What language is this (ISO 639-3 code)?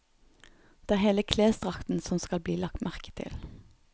nor